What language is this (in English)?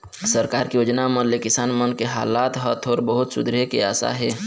Chhattisgarhi